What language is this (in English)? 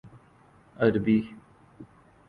Urdu